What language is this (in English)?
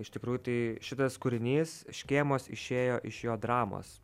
Lithuanian